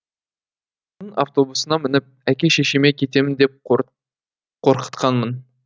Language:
Kazakh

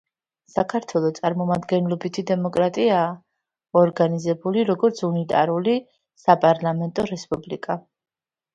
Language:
Georgian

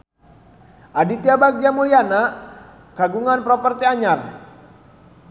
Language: Sundanese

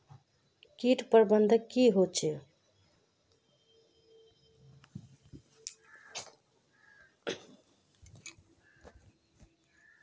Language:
Magahi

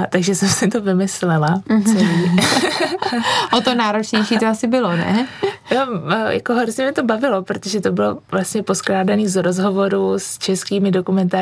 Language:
Czech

